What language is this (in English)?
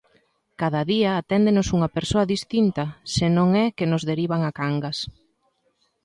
Galician